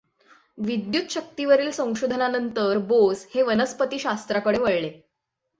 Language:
Marathi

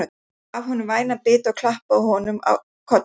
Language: Icelandic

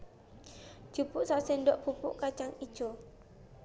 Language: Javanese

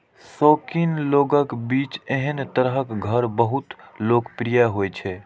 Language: Maithili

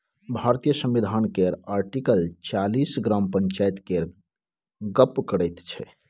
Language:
Maithili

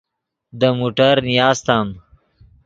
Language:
Yidgha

